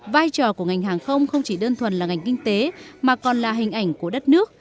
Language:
Vietnamese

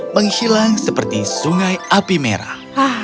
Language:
Indonesian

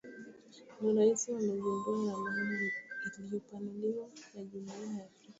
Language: Swahili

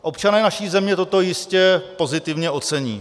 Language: Czech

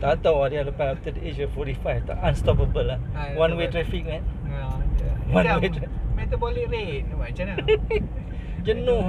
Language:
Malay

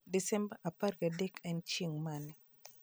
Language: Luo (Kenya and Tanzania)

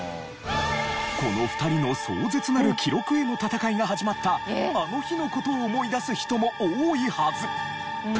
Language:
Japanese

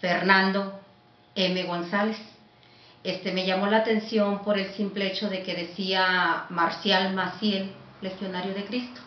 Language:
Spanish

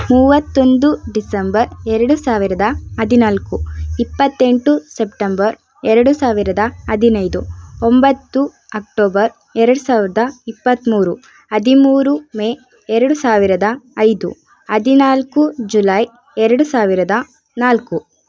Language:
Kannada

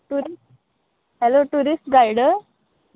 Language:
Konkani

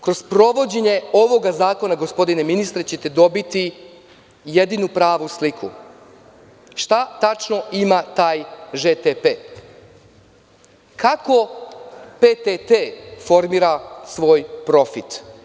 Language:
Serbian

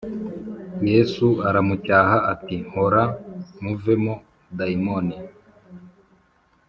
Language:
Kinyarwanda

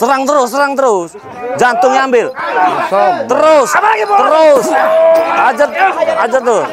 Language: Indonesian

